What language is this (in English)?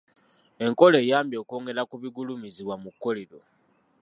Ganda